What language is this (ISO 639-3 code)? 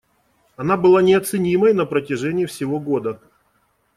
rus